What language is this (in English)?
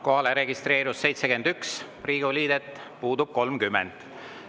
Estonian